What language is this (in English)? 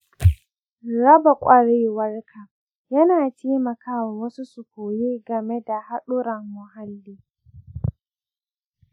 Hausa